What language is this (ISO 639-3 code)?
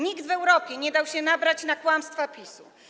pol